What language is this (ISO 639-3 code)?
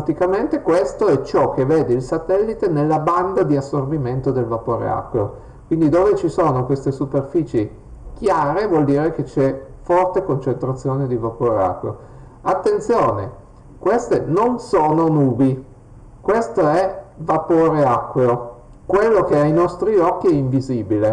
ita